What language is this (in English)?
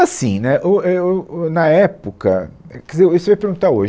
Portuguese